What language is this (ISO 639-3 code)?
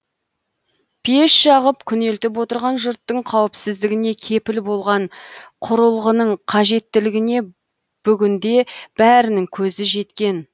kaz